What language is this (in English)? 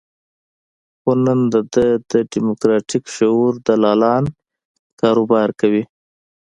Pashto